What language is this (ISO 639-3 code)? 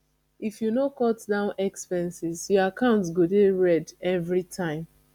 pcm